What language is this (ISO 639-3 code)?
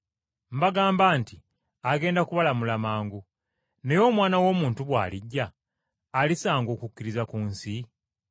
lug